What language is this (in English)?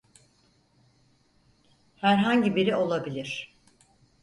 Turkish